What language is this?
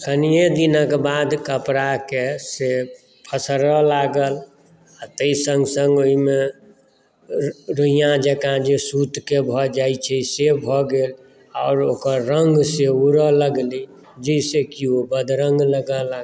Maithili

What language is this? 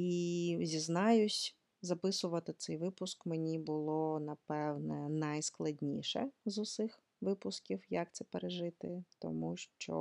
Ukrainian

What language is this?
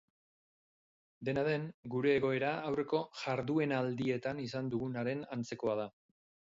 Basque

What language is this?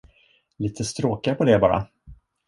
Swedish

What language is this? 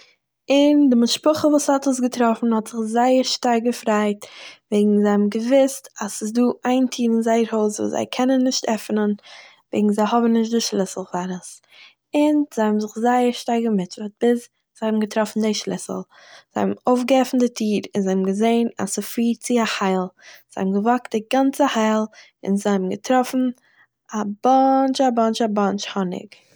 Yiddish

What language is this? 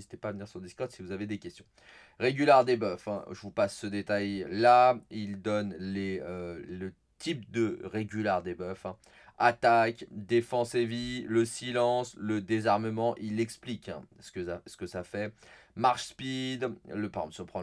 French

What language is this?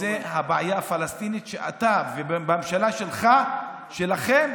Hebrew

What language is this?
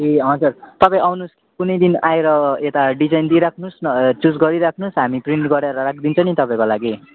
Nepali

